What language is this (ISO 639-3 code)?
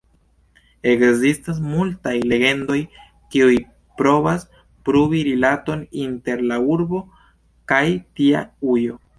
epo